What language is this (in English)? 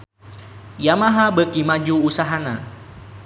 Sundanese